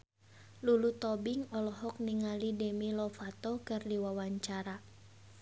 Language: Sundanese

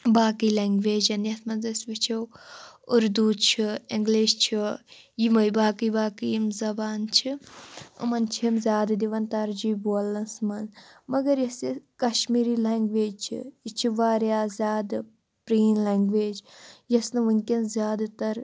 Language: Kashmiri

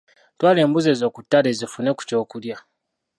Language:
Ganda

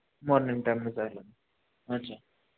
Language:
Marathi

